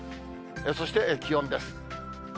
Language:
Japanese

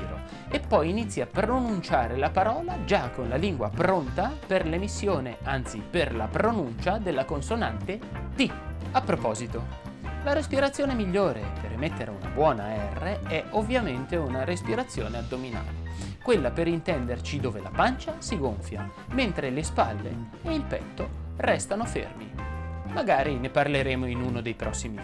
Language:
Italian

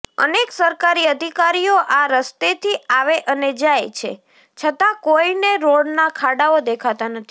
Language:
Gujarati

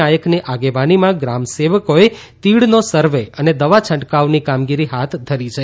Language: Gujarati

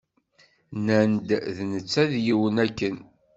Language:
Kabyle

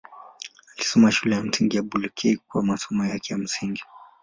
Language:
Swahili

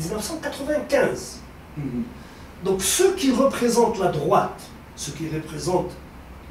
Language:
French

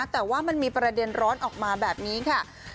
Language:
Thai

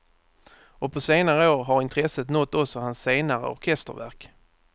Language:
Swedish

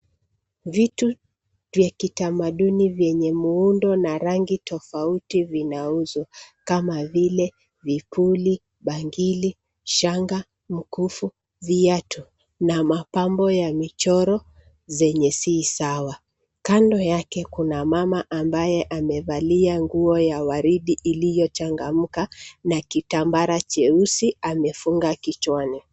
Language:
Swahili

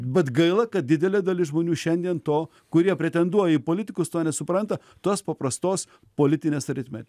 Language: Lithuanian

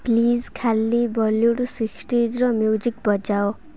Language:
Odia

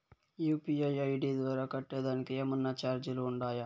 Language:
Telugu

